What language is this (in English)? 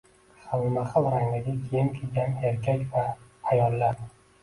Uzbek